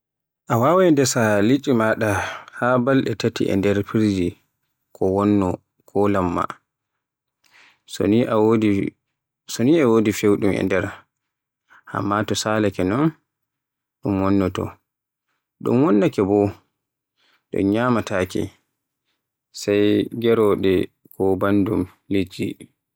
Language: Borgu Fulfulde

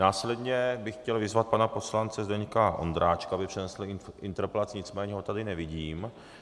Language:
Czech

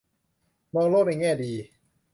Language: Thai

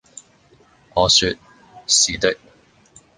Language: Cantonese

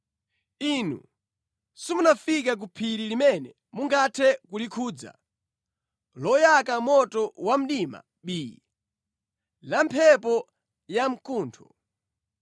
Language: Nyanja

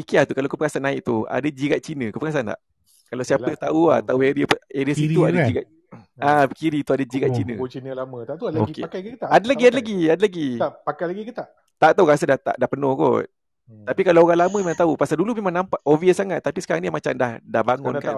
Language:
Malay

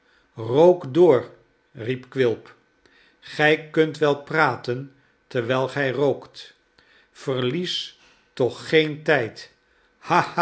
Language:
Dutch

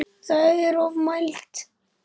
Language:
Icelandic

